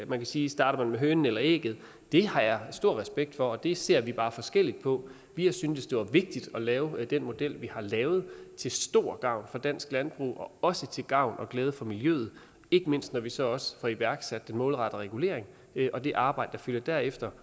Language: Danish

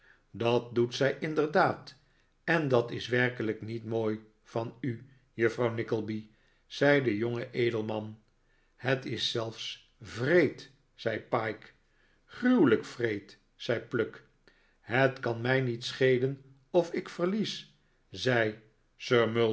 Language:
Dutch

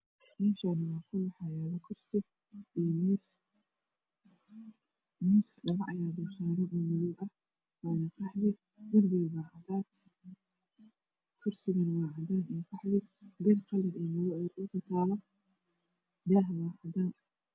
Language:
Somali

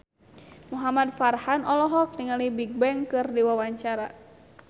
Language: Sundanese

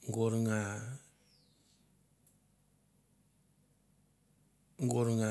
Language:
Mandara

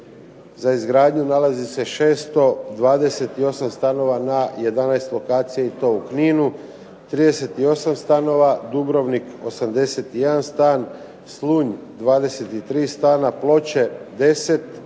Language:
Croatian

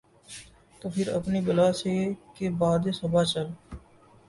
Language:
Urdu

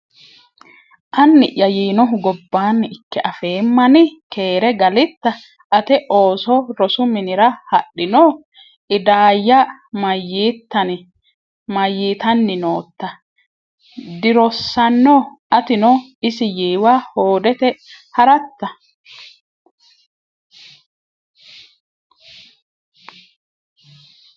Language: Sidamo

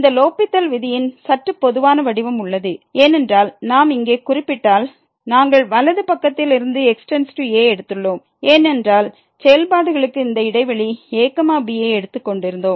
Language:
Tamil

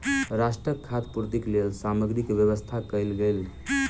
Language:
Maithili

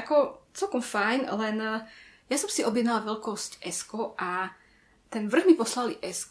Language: Slovak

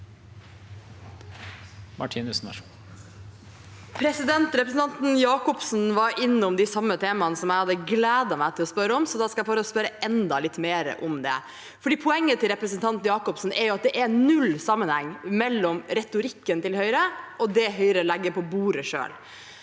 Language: Norwegian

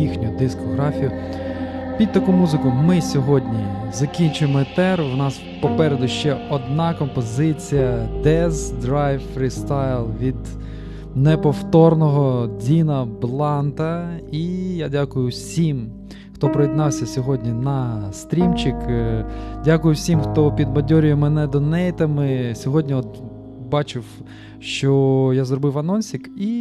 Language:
Ukrainian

